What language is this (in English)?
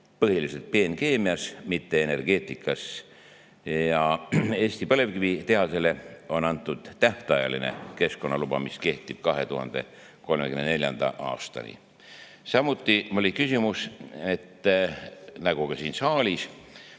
Estonian